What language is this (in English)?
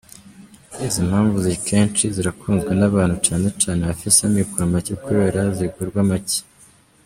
Kinyarwanda